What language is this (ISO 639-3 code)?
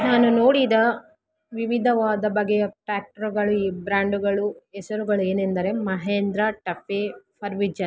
kan